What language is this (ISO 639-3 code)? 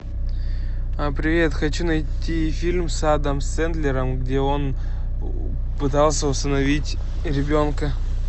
rus